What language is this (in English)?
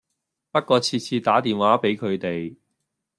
Cantonese